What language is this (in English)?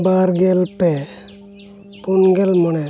Santali